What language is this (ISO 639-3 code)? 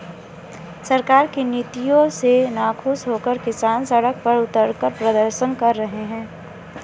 hin